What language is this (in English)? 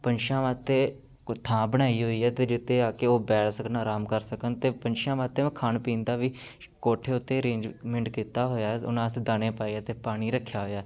Punjabi